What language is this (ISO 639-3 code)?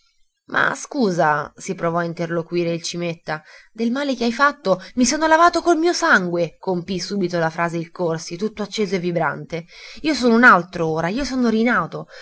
ita